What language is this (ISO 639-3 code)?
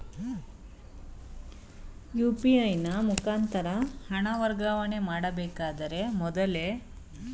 kan